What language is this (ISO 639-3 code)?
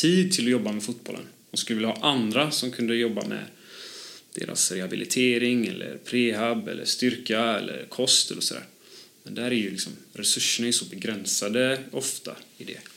swe